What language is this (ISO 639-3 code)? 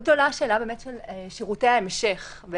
heb